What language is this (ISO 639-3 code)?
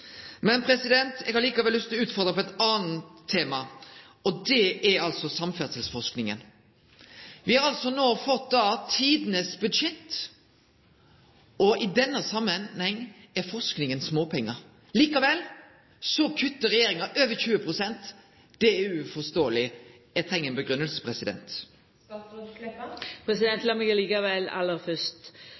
nno